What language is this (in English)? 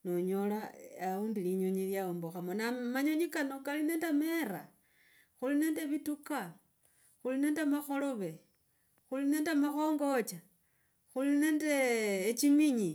Logooli